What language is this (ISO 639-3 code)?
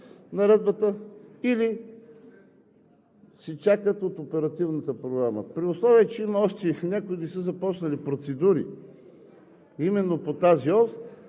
bul